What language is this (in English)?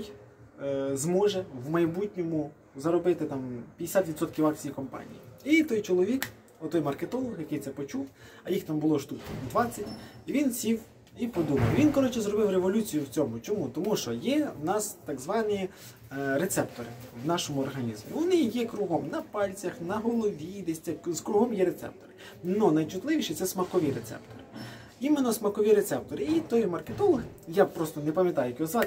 Ukrainian